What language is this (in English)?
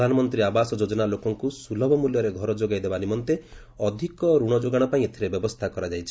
Odia